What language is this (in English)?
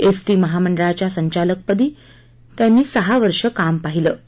Marathi